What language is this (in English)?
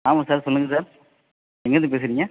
Tamil